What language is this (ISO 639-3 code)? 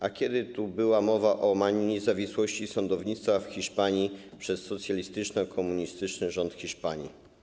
pol